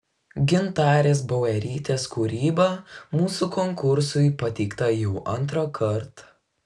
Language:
Lithuanian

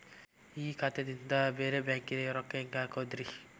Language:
Kannada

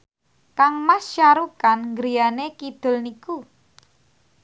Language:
Javanese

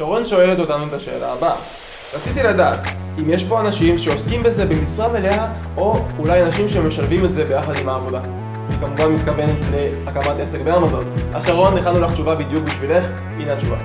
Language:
Hebrew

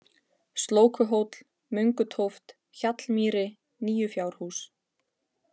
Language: Icelandic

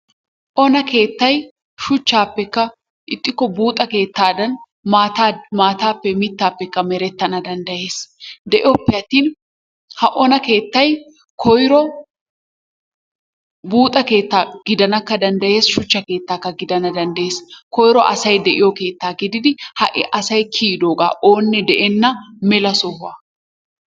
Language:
Wolaytta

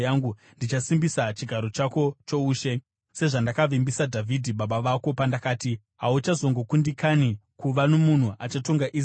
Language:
Shona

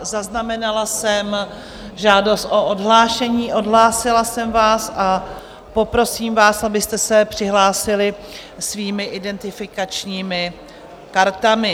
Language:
Czech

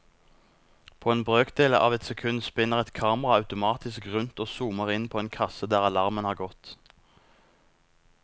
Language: Norwegian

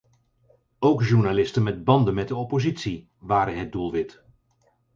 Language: Dutch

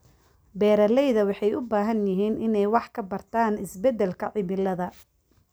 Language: Somali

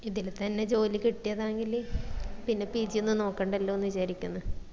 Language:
Malayalam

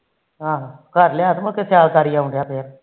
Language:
Punjabi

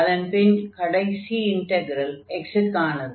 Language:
Tamil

